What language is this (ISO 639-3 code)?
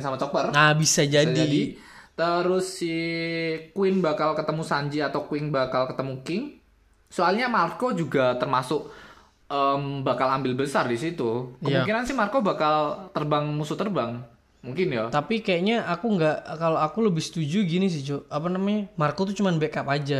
ind